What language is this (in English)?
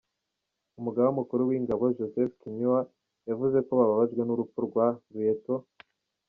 Kinyarwanda